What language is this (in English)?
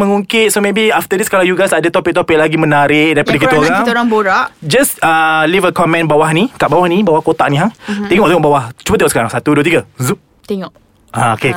Malay